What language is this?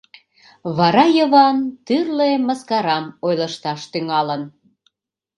Mari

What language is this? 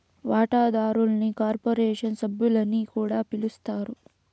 Telugu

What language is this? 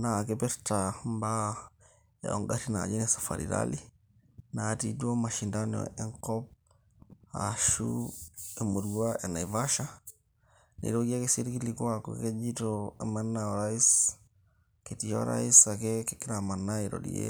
Masai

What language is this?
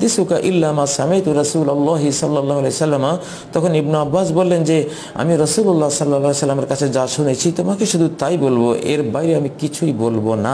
Hindi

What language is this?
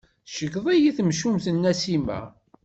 Kabyle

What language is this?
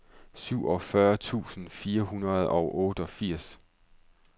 Danish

